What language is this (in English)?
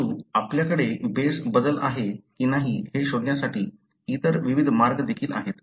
Marathi